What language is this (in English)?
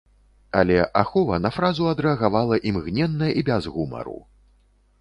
Belarusian